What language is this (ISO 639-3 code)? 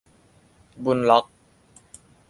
tha